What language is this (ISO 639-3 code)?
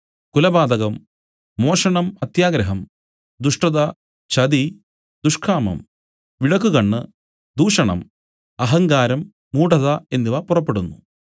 mal